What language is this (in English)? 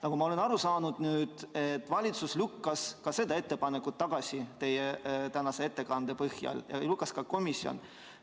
Estonian